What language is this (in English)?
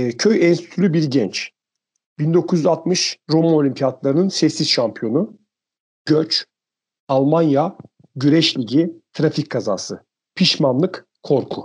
Turkish